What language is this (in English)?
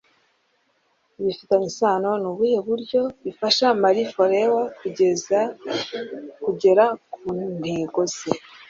Kinyarwanda